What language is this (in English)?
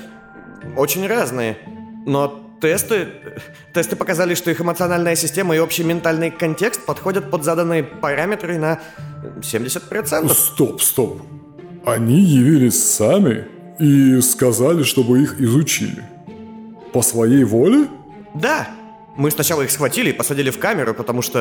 Russian